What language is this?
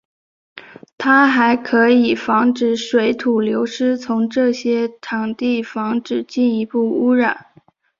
Chinese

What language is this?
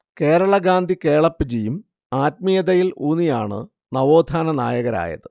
Malayalam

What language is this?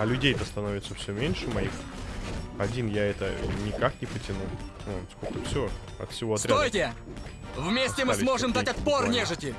Russian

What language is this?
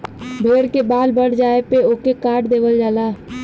Bhojpuri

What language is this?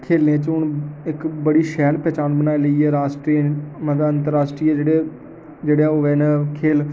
Dogri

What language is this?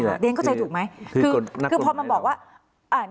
Thai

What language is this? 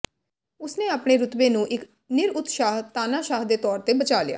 Punjabi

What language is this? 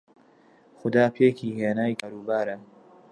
Central Kurdish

